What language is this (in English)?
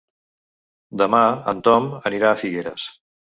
Catalan